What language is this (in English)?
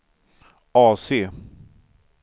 Swedish